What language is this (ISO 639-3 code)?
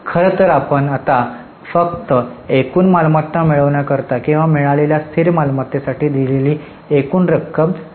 mar